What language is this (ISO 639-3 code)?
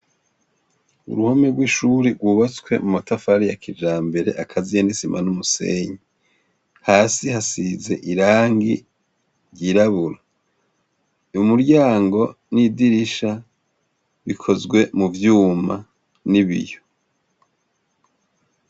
run